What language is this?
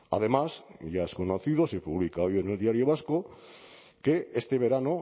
Spanish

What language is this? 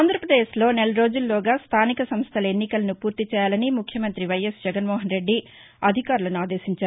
Telugu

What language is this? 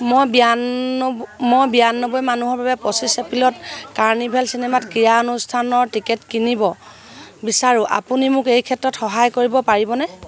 Assamese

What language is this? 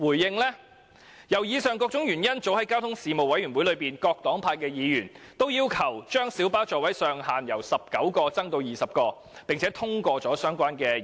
Cantonese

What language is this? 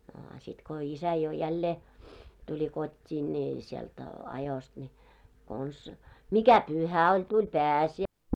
Finnish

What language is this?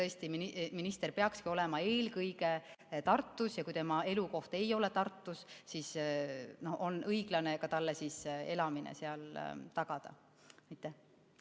Estonian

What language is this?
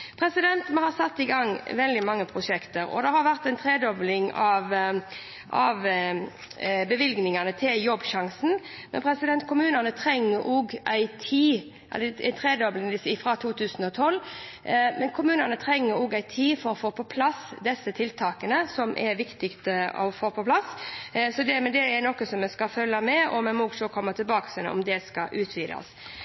Norwegian Bokmål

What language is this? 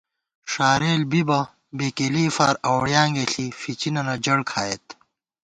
Gawar-Bati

